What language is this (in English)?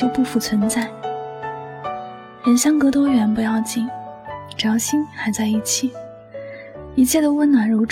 Chinese